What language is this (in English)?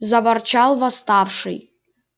Russian